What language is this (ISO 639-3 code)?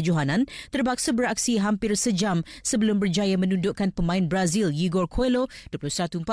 msa